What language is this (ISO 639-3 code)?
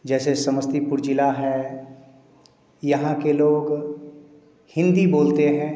hin